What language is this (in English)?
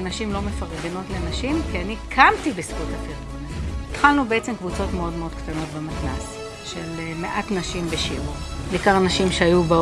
Hebrew